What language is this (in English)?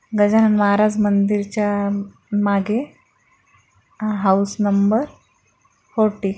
Marathi